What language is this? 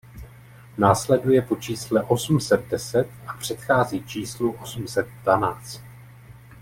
Czech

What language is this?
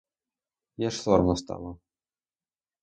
Ukrainian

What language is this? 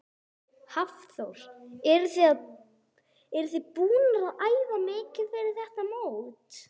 Icelandic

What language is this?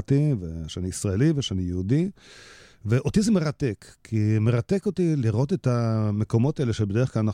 Hebrew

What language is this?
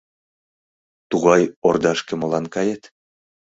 Mari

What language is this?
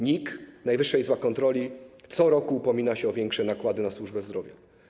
Polish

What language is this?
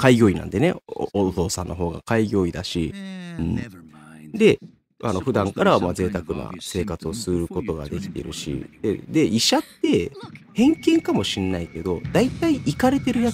Japanese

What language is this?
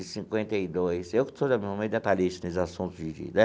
Portuguese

